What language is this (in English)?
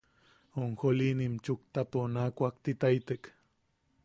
Yaqui